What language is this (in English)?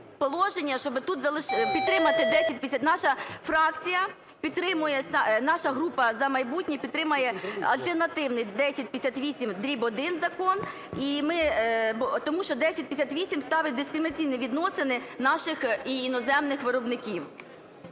Ukrainian